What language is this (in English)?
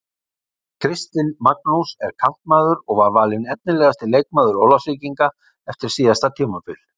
Icelandic